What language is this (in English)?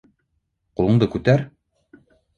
Bashkir